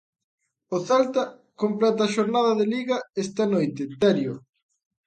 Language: Galician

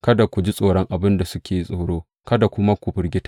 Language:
Hausa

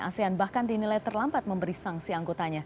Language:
Indonesian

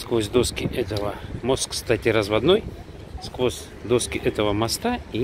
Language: Russian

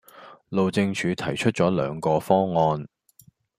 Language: Cantonese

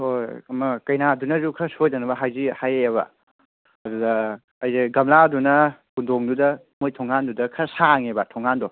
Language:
Manipuri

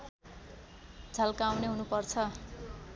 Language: Nepali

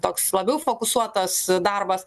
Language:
Lithuanian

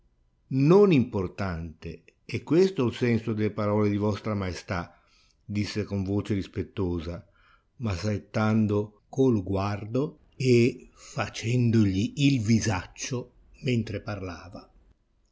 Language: Italian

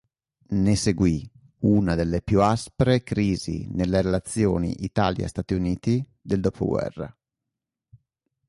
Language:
Italian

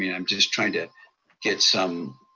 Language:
English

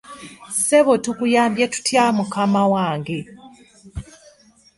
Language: Ganda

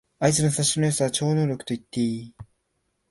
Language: Japanese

